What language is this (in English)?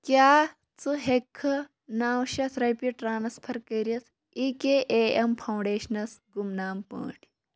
Kashmiri